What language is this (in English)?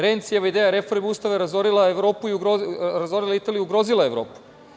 Serbian